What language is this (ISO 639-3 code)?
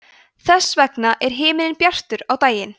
isl